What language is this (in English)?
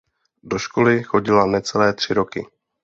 Czech